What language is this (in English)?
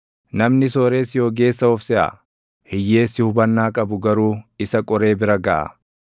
Oromo